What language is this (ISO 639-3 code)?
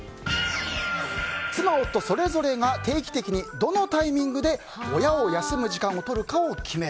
jpn